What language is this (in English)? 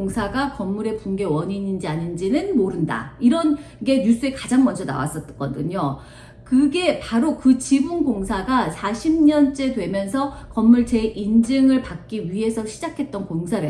Korean